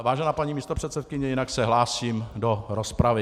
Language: Czech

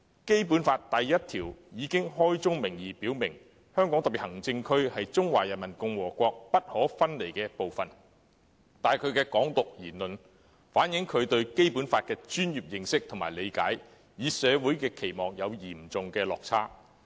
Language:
Cantonese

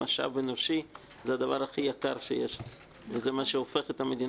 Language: Hebrew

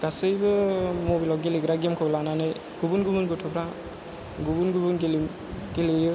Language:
Bodo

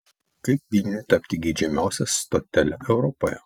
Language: Lithuanian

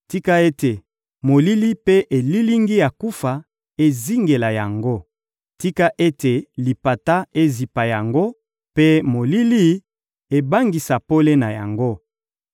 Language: Lingala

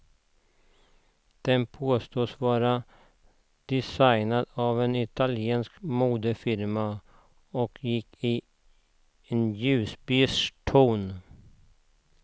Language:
Swedish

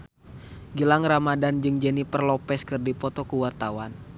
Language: Sundanese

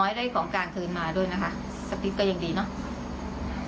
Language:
Thai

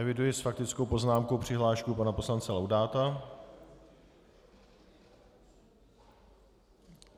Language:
Czech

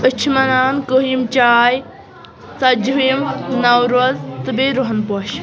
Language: Kashmiri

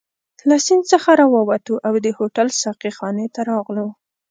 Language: Pashto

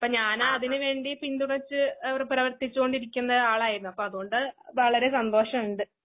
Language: Malayalam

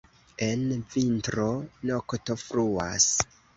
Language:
Esperanto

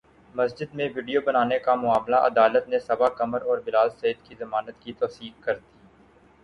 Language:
Urdu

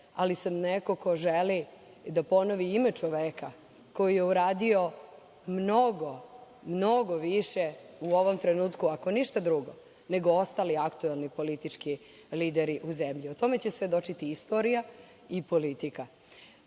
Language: Serbian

